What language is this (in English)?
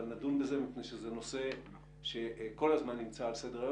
Hebrew